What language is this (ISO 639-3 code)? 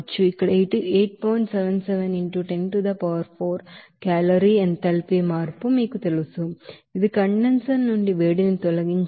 tel